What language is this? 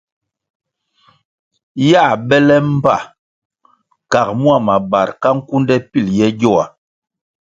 Kwasio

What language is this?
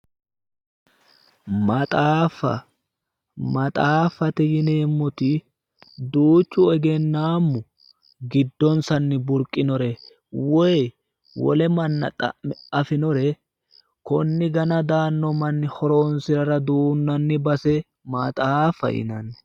Sidamo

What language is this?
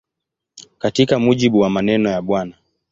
Swahili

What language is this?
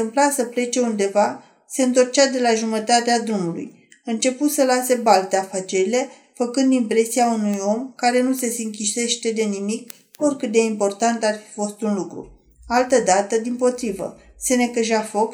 Romanian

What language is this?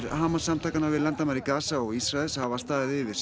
Icelandic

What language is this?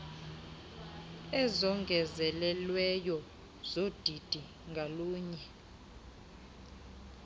Xhosa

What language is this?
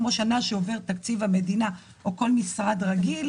Hebrew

